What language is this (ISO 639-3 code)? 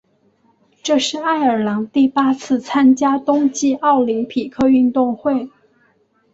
zho